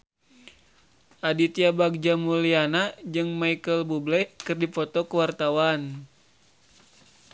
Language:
Sundanese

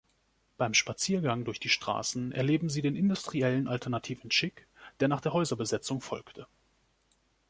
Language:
German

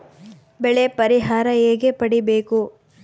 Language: Kannada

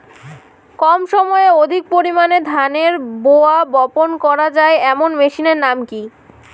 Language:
Bangla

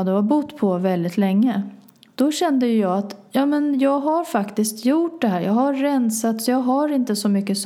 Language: Swedish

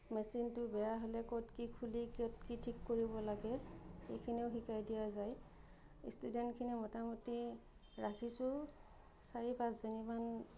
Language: Assamese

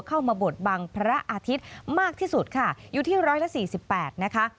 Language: Thai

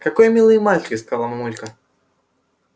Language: Russian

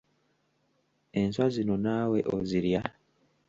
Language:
Ganda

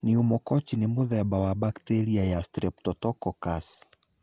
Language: Kikuyu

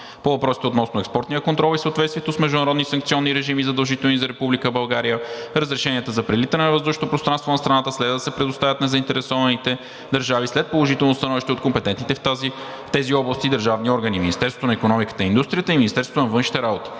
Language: Bulgarian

